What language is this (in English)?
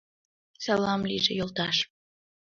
Mari